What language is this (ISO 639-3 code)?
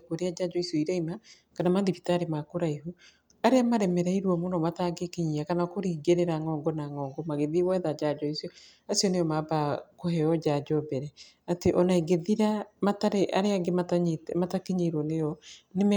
kik